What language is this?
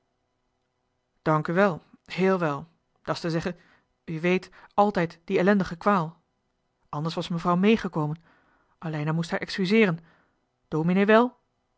Dutch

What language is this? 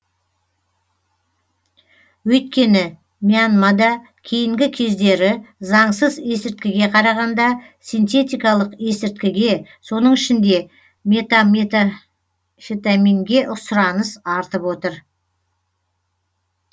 Kazakh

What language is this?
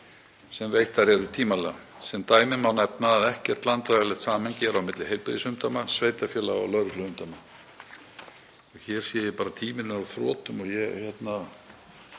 Icelandic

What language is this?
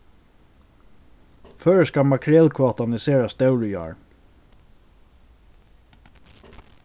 Faroese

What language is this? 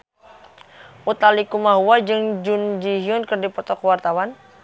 Sundanese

